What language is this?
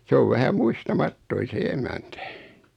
Finnish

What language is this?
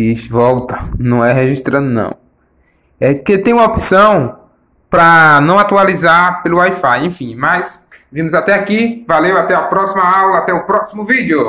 Portuguese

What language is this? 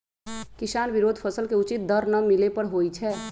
Magahi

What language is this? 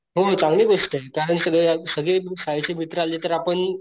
Marathi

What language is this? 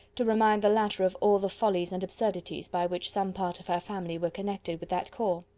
English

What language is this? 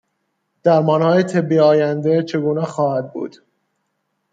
Persian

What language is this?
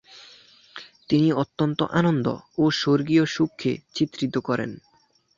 Bangla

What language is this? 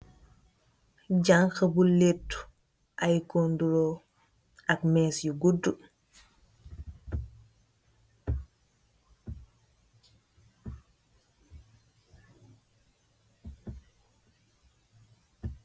Wolof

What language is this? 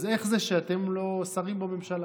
Hebrew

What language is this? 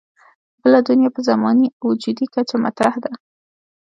Pashto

